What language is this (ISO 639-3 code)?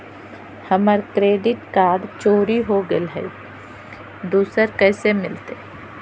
mag